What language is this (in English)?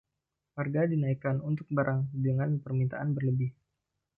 Indonesian